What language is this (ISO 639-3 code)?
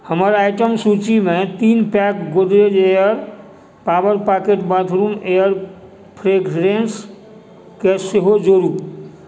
mai